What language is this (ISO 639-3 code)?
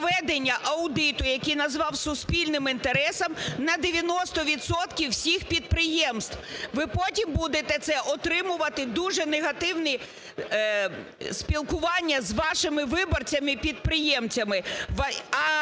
ukr